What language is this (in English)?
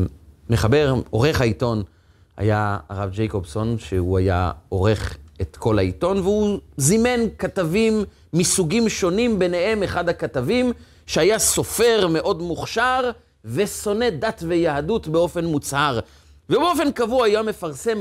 Hebrew